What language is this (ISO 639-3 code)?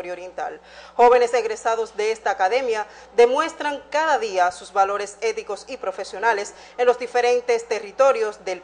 spa